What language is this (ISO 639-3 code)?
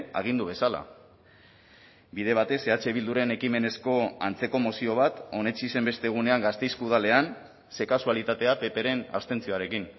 eus